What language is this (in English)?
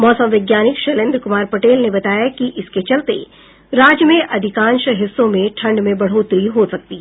Hindi